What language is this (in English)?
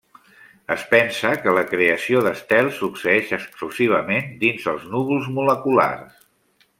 Catalan